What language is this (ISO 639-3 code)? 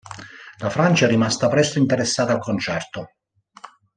ita